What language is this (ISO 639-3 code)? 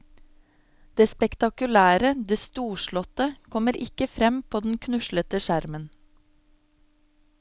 nor